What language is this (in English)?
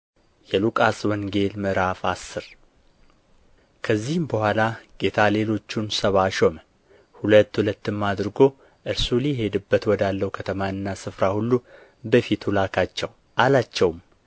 Amharic